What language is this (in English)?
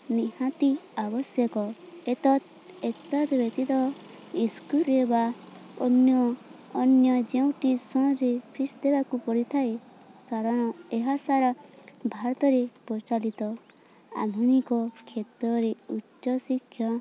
Odia